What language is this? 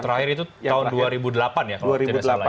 Indonesian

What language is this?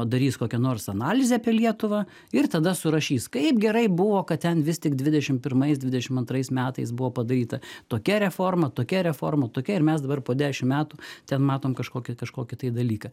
Lithuanian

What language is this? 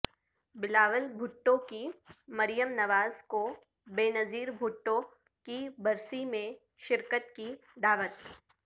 Urdu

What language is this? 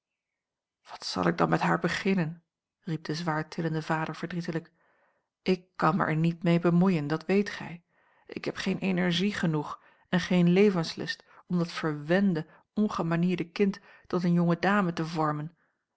Dutch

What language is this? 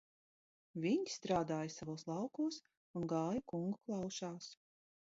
Latvian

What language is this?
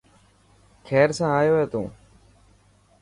Dhatki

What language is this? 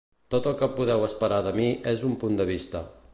Catalan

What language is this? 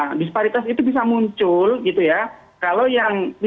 Indonesian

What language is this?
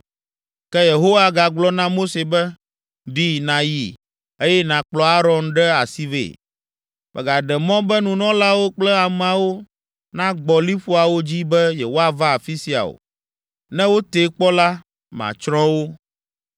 Ewe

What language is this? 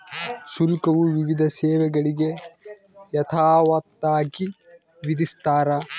Kannada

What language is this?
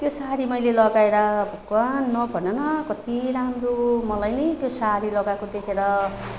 Nepali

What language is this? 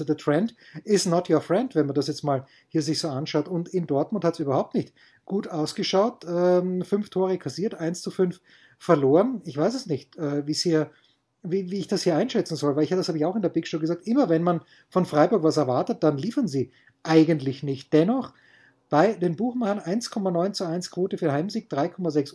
German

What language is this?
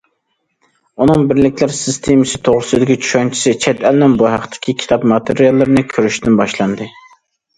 Uyghur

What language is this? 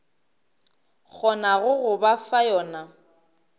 Northern Sotho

